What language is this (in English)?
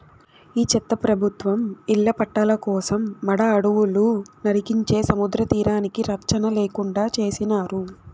Telugu